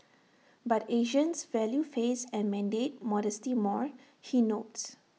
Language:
English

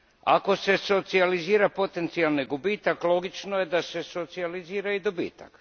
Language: Croatian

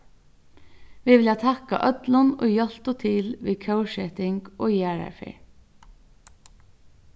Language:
Faroese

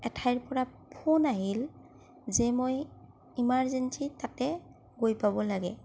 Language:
Assamese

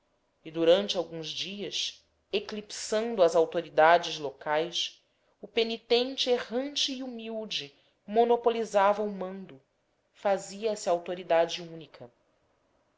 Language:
Portuguese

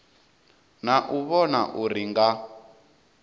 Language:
Venda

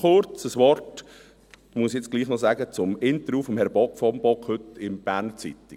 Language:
Swiss German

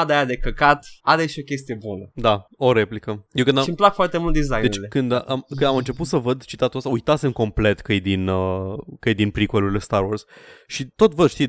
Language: Romanian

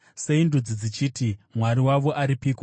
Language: Shona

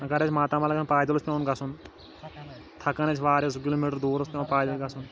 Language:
Kashmiri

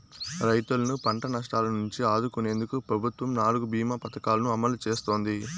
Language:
Telugu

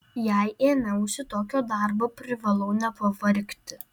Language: Lithuanian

